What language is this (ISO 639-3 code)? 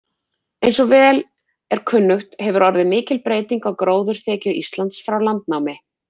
isl